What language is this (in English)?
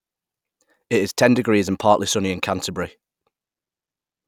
English